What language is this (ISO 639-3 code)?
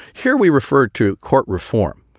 eng